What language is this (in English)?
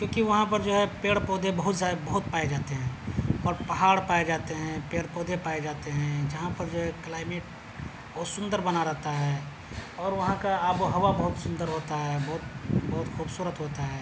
Urdu